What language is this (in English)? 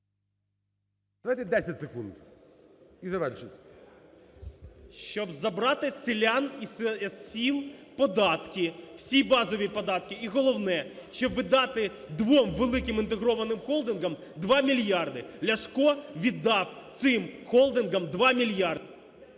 Ukrainian